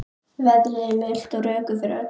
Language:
Icelandic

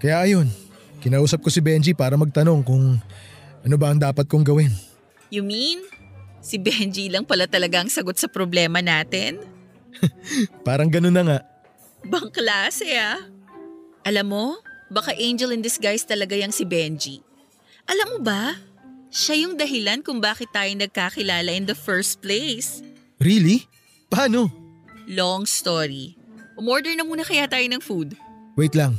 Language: Filipino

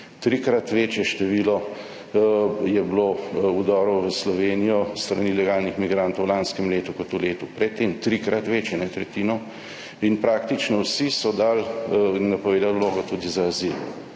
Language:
Slovenian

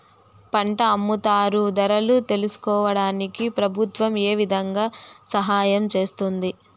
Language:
Telugu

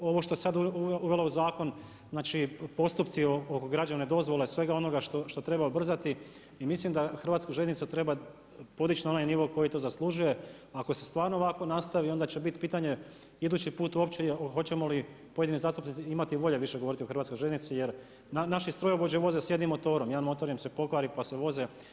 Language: Croatian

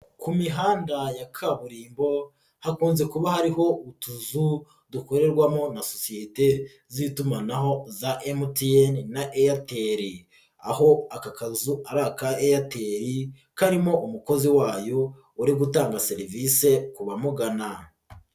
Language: Kinyarwanda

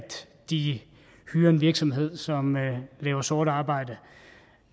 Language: Danish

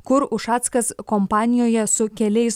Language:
Lithuanian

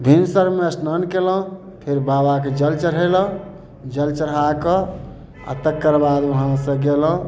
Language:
Maithili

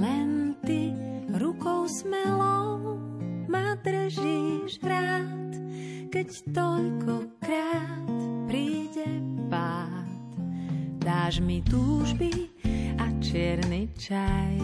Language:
Slovak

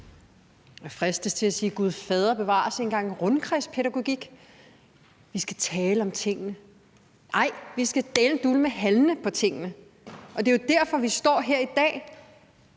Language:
Danish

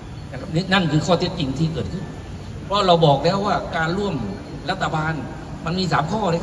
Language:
Thai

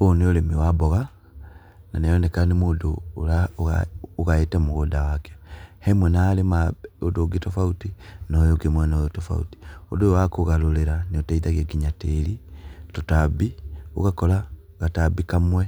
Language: Kikuyu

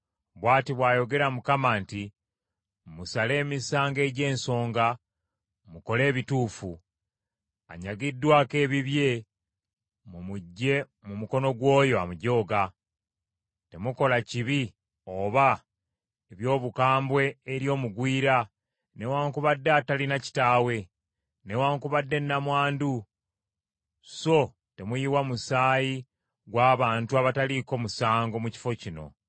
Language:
Ganda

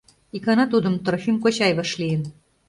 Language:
Mari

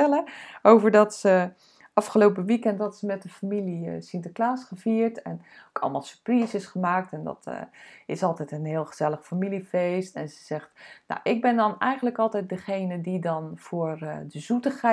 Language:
Dutch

